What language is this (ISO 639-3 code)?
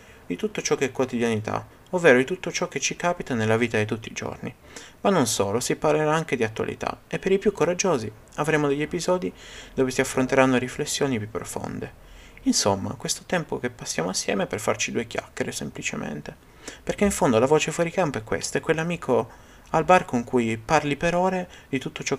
ita